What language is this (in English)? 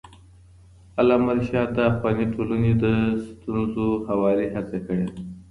Pashto